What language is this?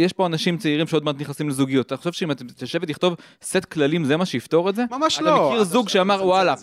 Hebrew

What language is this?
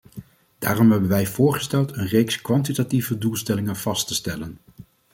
Dutch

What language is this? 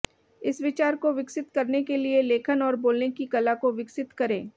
Hindi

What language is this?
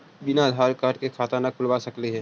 Magahi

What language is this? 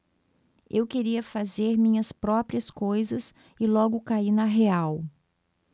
Portuguese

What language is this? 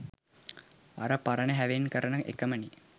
Sinhala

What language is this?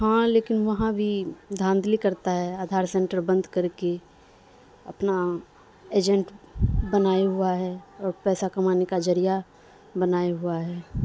Urdu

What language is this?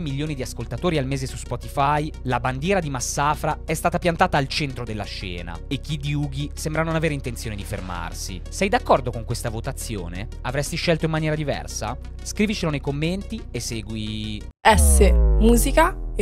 Italian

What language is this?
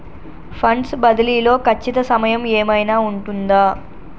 Telugu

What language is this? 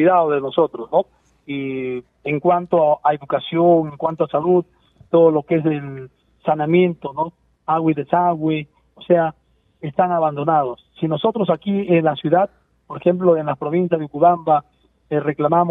Spanish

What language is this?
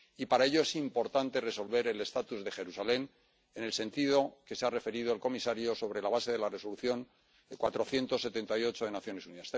Spanish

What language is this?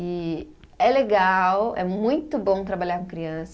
Portuguese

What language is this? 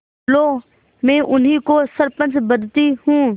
Hindi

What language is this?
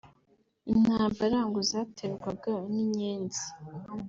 Kinyarwanda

